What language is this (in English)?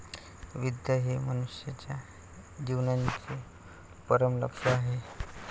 Marathi